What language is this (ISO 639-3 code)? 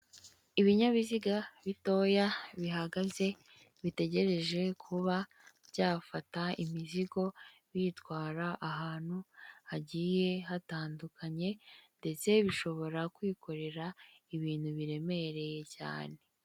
kin